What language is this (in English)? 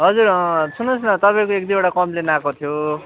Nepali